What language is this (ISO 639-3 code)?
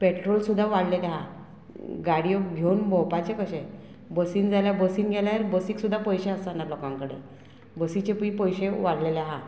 kok